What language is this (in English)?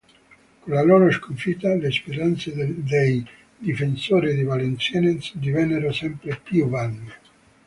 Italian